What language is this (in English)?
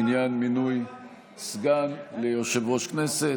Hebrew